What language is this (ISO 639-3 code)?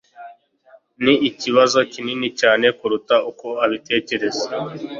kin